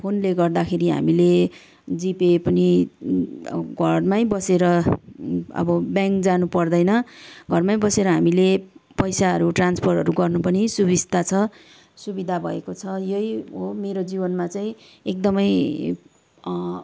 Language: Nepali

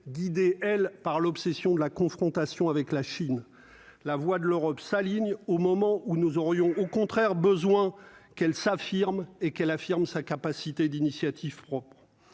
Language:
French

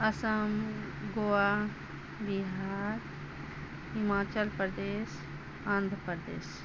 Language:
Maithili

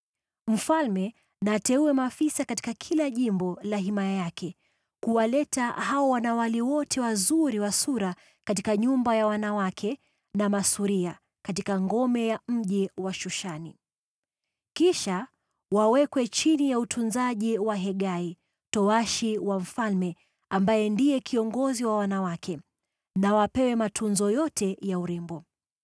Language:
Swahili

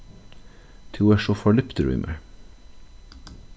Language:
Faroese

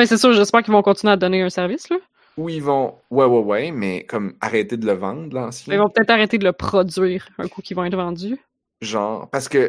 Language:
French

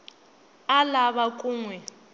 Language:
Tsonga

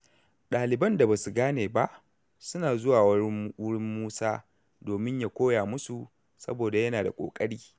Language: Hausa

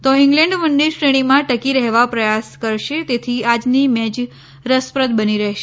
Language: Gujarati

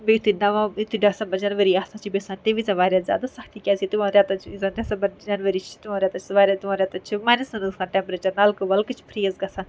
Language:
Kashmiri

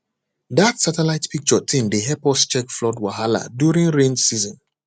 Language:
Nigerian Pidgin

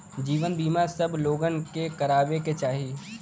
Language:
Bhojpuri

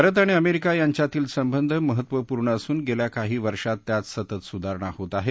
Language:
Marathi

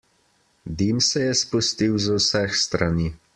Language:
Slovenian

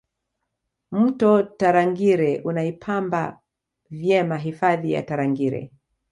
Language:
Swahili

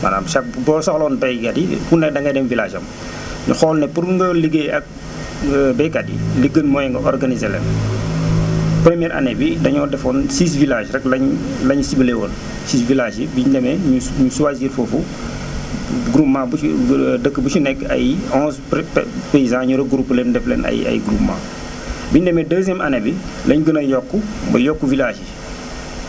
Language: Wolof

